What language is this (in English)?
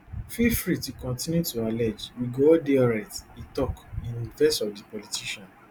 Nigerian Pidgin